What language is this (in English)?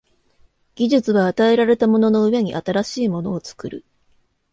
Japanese